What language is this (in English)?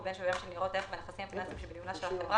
Hebrew